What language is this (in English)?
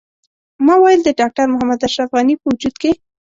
Pashto